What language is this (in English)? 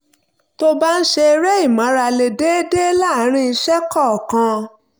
Yoruba